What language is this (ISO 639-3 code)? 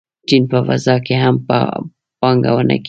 pus